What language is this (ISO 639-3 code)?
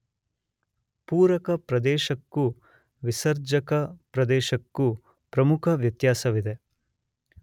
kan